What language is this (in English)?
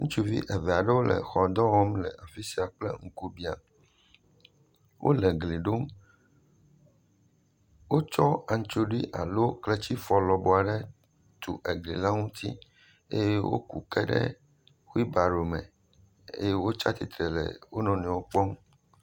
Ewe